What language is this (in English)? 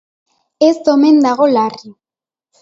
Basque